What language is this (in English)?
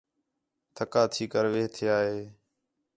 Khetrani